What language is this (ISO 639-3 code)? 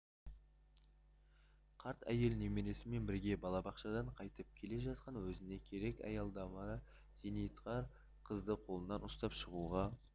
kaz